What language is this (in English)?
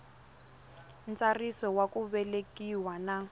Tsonga